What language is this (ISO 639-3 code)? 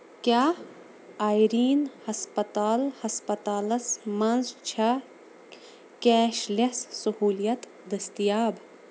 kas